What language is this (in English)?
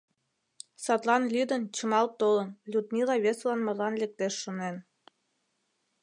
Mari